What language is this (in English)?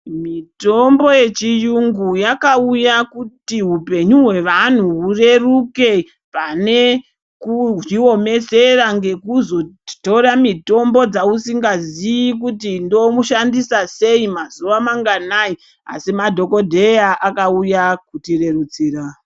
Ndau